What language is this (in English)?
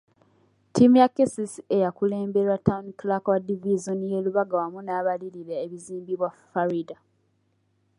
Ganda